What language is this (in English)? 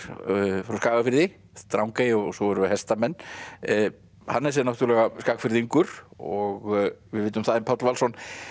Icelandic